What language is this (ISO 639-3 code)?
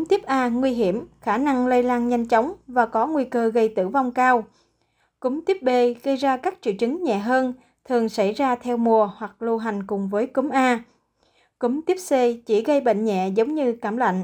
vie